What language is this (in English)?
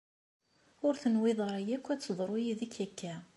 Kabyle